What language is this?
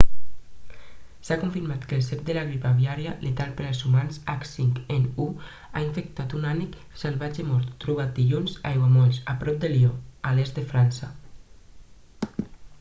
Catalan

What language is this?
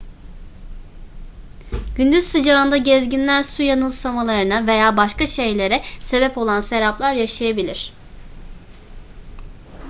Turkish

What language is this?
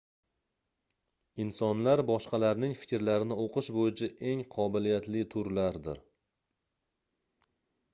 Uzbek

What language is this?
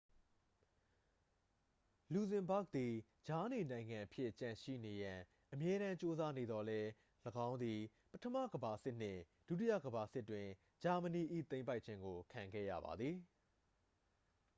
Burmese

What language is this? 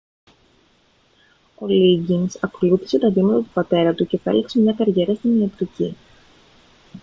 Greek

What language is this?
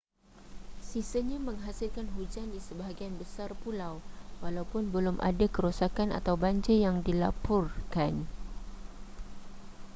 Malay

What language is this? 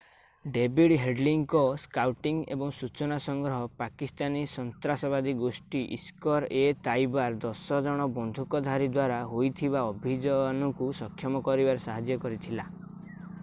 Odia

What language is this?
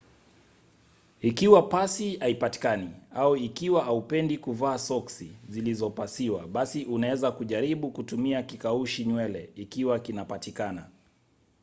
Swahili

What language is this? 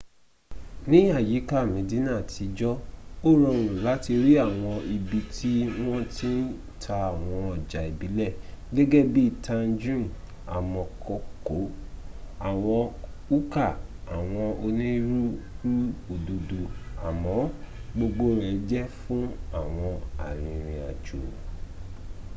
Yoruba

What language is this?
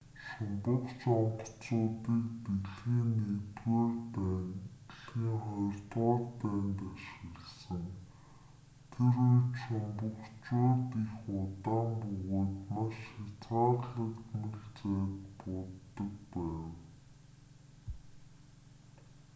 Mongolian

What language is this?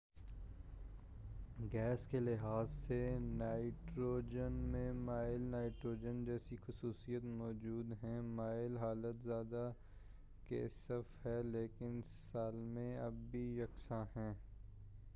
Urdu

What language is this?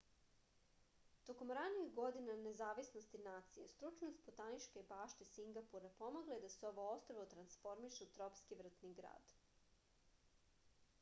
Serbian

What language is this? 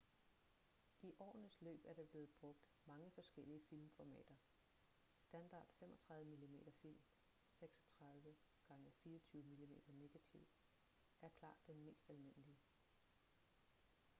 Danish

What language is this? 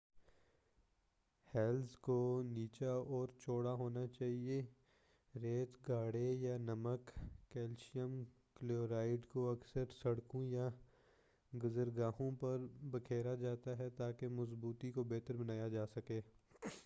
Urdu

